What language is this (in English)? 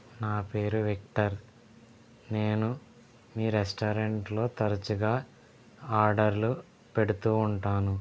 Telugu